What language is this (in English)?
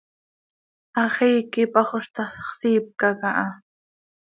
Seri